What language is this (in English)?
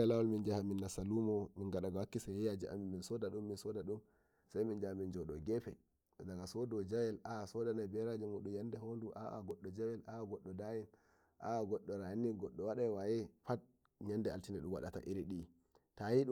Nigerian Fulfulde